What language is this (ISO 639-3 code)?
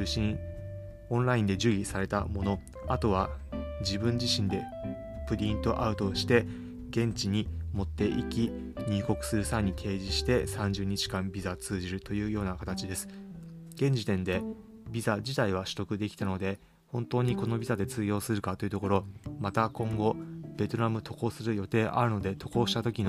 jpn